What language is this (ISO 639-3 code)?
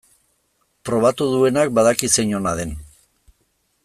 eus